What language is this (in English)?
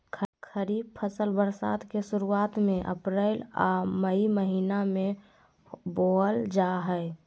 Magahi